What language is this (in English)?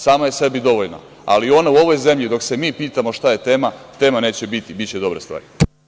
Serbian